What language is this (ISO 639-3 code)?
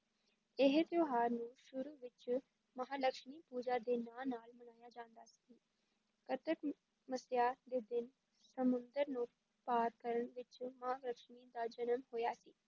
pan